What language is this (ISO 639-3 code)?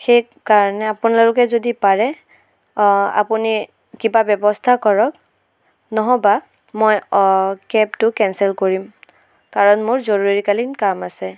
asm